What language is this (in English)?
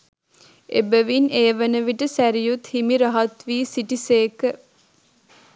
Sinhala